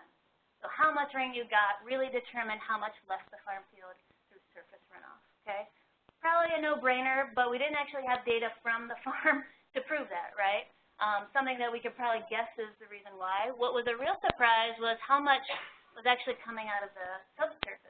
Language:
English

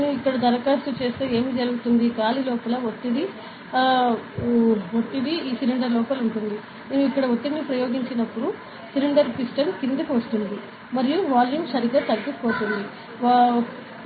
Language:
Telugu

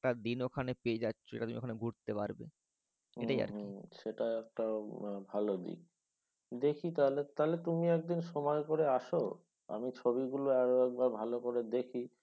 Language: Bangla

